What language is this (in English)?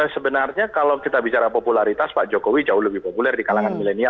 Indonesian